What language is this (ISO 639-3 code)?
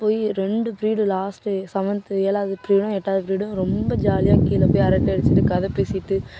tam